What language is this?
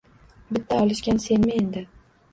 Uzbek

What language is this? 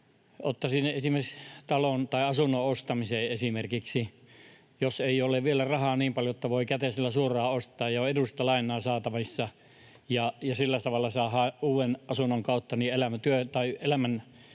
Finnish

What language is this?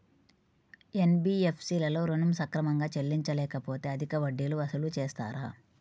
Telugu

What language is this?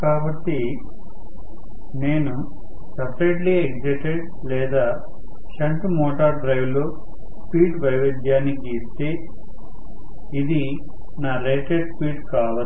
Telugu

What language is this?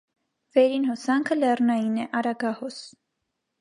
Armenian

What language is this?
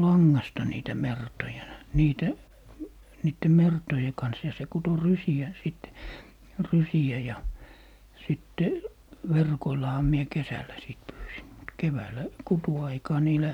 Finnish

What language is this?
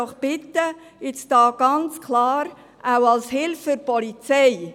Swiss German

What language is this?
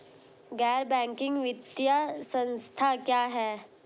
Hindi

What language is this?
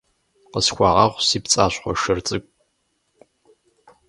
Kabardian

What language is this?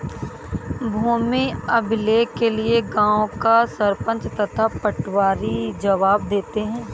Hindi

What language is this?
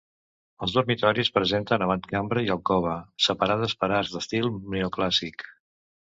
Catalan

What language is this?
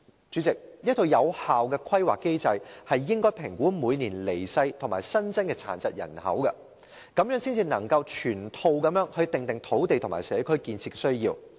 Cantonese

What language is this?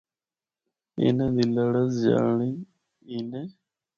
Northern Hindko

